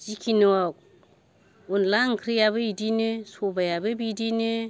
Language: Bodo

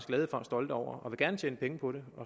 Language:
Danish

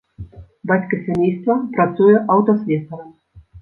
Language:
Belarusian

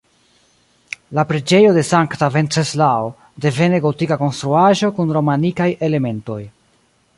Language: Esperanto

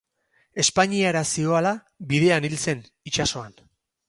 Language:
Basque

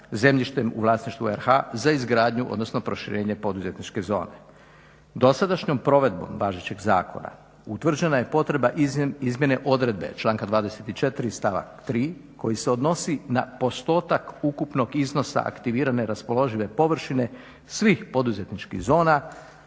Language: Croatian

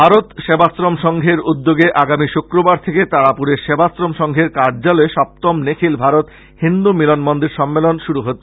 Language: Bangla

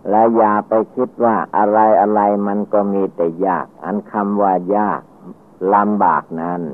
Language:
Thai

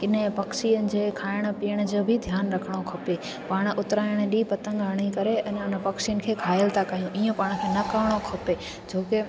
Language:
Sindhi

